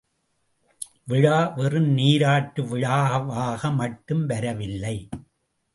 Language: Tamil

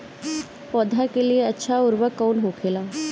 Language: Bhojpuri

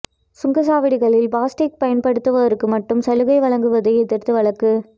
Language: Tamil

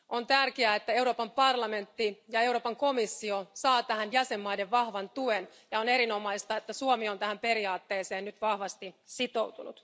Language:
Finnish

